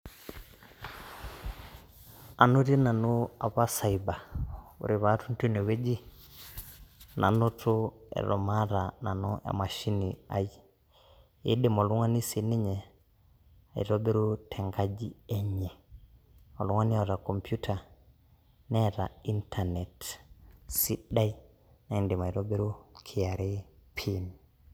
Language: Masai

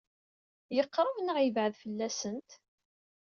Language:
Kabyle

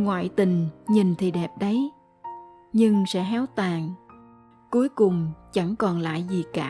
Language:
Vietnamese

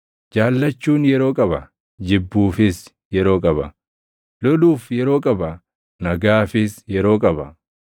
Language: Oromo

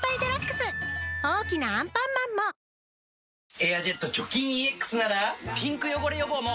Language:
Japanese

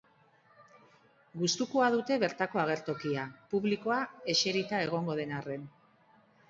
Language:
Basque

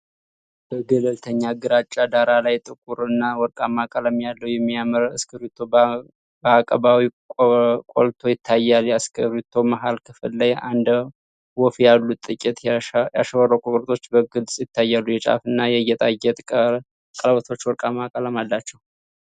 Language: Amharic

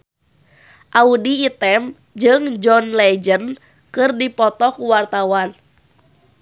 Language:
Sundanese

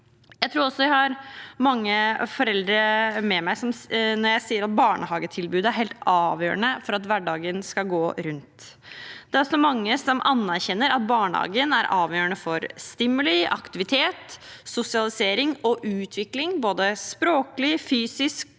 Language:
Norwegian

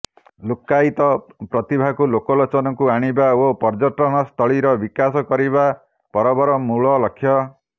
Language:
Odia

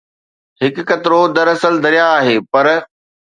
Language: Sindhi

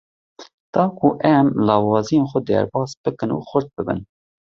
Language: Kurdish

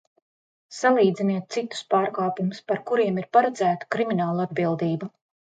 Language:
Latvian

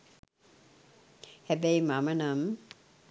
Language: Sinhala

